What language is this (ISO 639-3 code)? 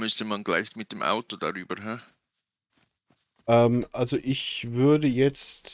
deu